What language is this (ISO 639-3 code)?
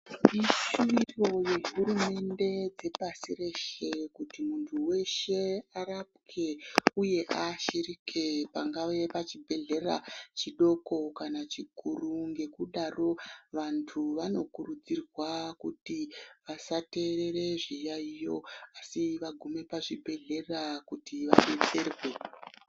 ndc